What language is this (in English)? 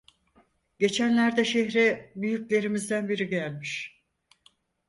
Turkish